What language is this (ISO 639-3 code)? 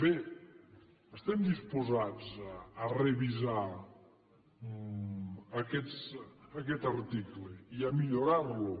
cat